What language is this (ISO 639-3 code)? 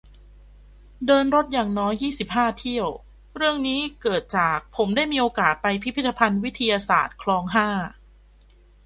tha